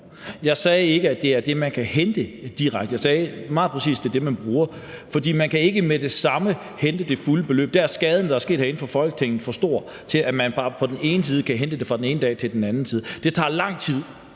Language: Danish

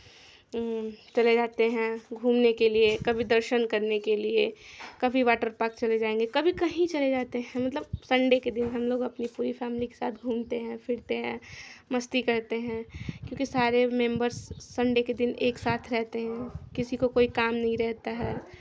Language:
Hindi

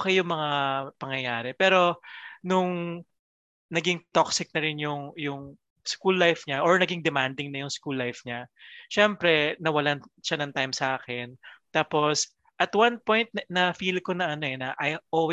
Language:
Filipino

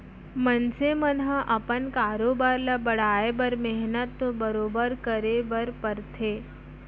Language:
Chhattisgarhi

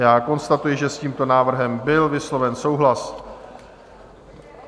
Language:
Czech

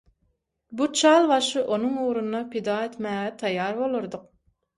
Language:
Turkmen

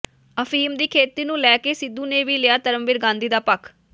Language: Punjabi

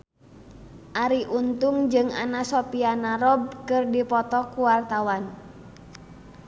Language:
Sundanese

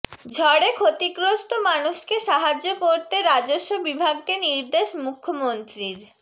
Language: Bangla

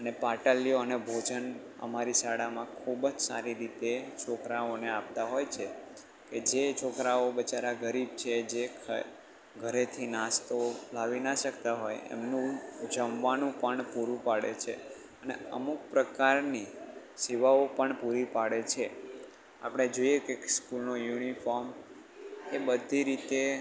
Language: Gujarati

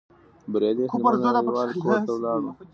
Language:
Pashto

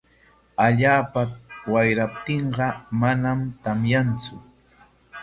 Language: Corongo Ancash Quechua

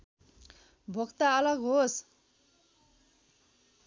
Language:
Nepali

